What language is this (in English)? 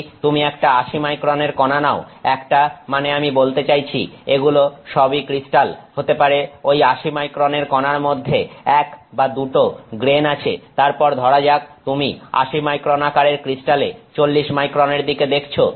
Bangla